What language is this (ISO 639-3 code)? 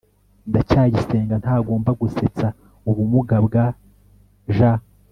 kin